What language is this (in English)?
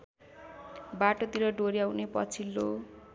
Nepali